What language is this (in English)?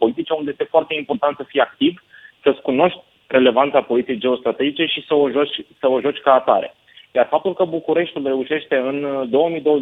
Romanian